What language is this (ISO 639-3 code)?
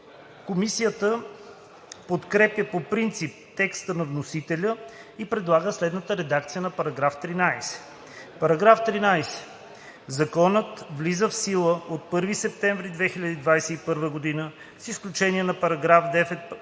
bul